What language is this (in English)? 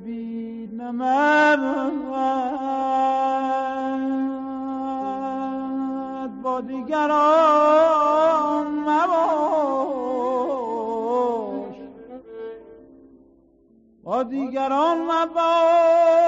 Persian